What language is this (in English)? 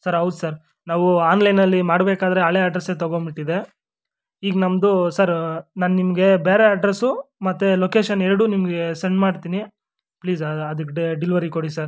Kannada